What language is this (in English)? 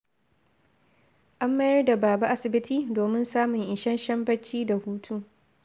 Hausa